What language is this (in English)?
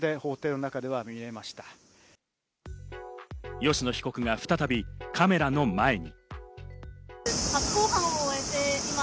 Japanese